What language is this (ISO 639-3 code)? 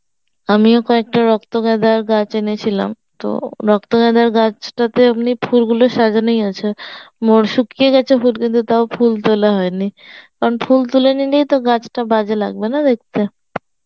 ben